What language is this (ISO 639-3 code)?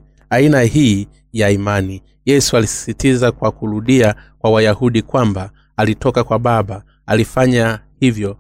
swa